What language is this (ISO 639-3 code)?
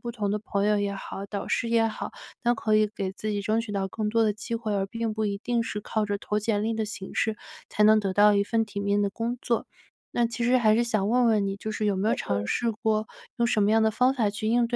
zho